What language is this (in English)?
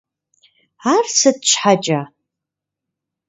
Kabardian